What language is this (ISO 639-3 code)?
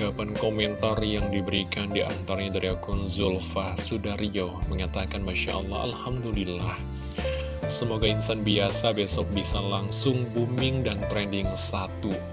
ind